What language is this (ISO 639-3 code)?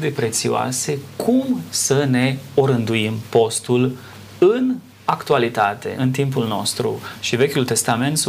ron